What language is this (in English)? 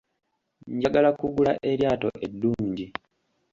Ganda